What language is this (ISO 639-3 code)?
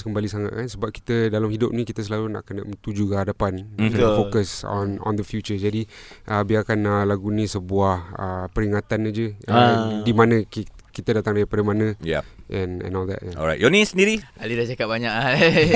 msa